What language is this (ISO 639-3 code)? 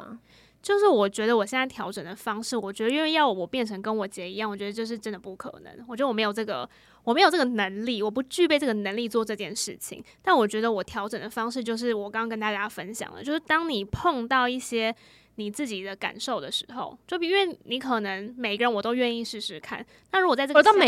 zho